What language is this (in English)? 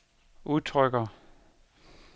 Danish